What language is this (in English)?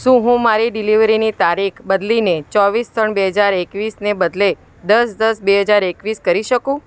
Gujarati